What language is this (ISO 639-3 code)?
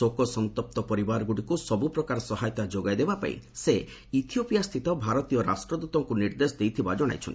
ori